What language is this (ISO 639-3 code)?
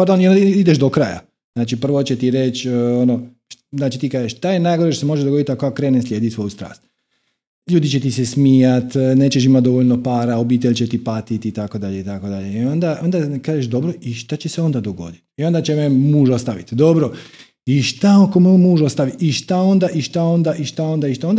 hrv